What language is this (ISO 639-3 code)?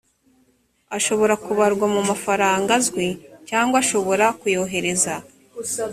kin